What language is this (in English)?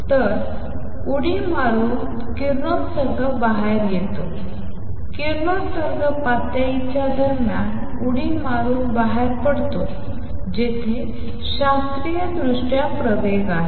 Marathi